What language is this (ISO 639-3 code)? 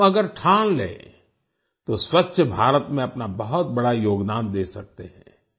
hin